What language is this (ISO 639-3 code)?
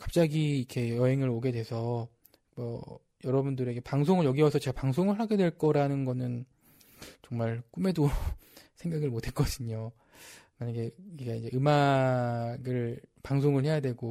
kor